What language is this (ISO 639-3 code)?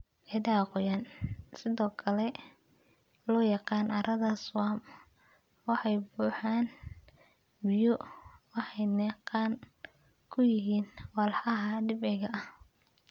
som